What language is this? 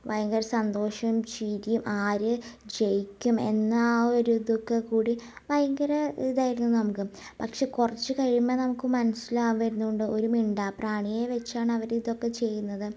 Malayalam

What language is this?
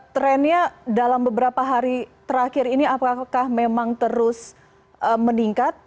Indonesian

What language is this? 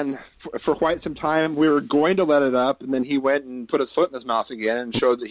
English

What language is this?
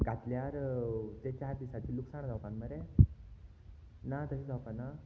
Konkani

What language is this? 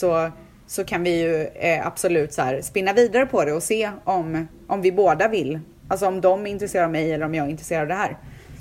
Swedish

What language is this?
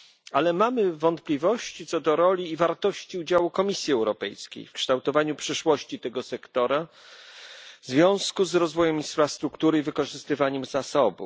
Polish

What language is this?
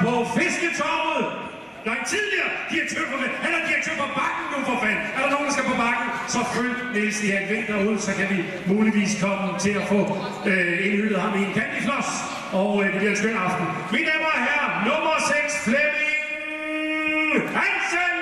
Danish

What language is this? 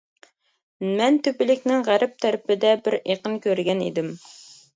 Uyghur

